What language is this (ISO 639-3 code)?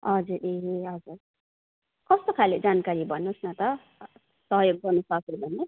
nep